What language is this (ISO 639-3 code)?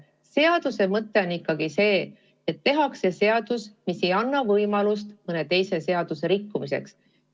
est